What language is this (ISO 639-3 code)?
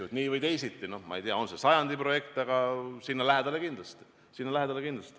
est